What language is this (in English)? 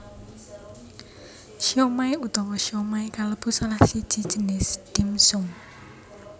Javanese